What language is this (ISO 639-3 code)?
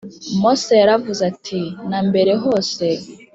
kin